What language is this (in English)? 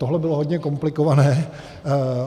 Czech